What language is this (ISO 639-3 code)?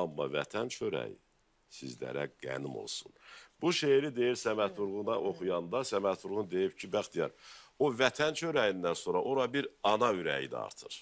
tur